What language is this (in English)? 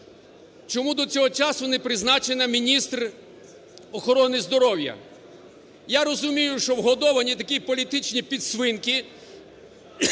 Ukrainian